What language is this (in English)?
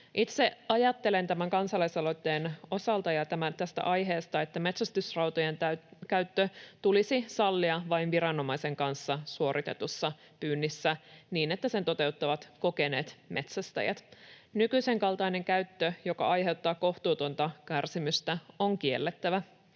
Finnish